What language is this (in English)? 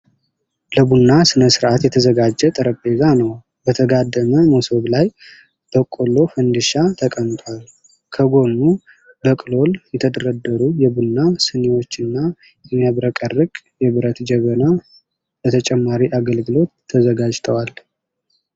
Amharic